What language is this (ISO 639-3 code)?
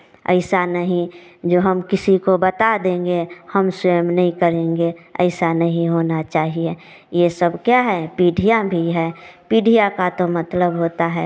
hin